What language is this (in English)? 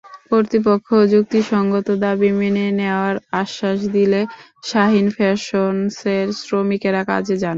Bangla